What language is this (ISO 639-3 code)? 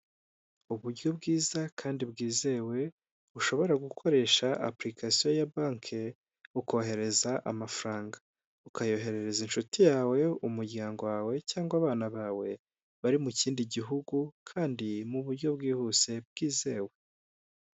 kin